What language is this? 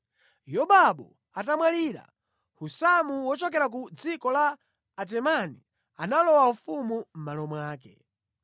Nyanja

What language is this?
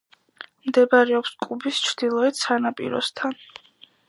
Georgian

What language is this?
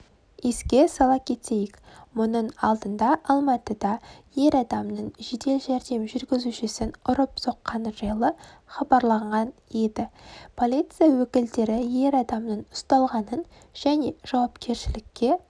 Kazakh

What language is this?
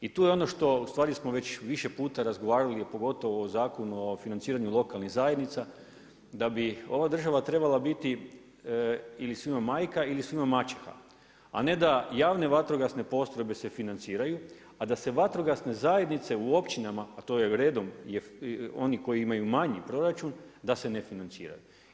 Croatian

